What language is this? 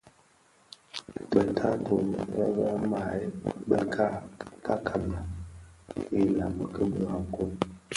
Bafia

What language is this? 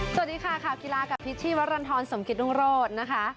Thai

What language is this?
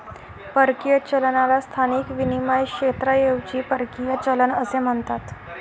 Marathi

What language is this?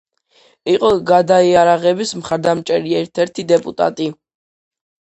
Georgian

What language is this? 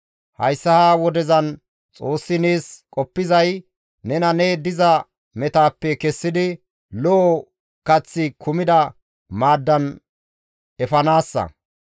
Gamo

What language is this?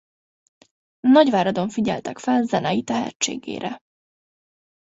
Hungarian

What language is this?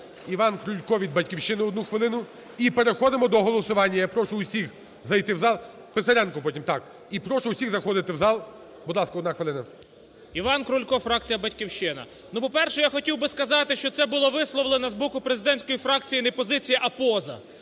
Ukrainian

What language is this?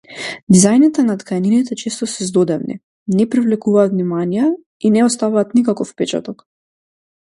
Macedonian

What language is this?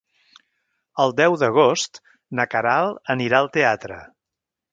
Catalan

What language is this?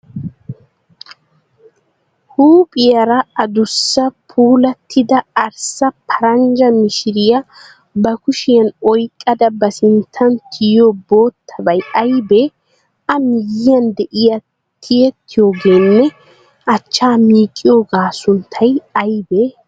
Wolaytta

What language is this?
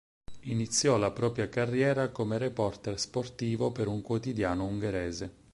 Italian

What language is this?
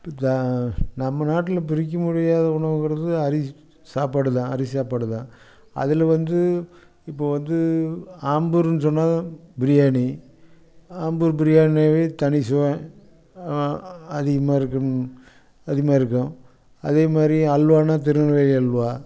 Tamil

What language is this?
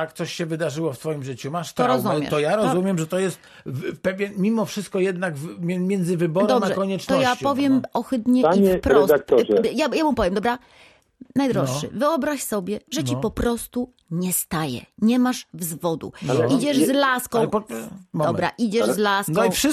Polish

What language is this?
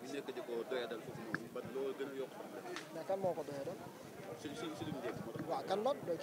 Arabic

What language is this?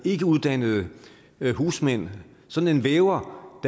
Danish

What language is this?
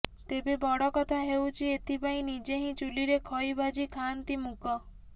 Odia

